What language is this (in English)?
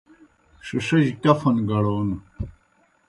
Kohistani Shina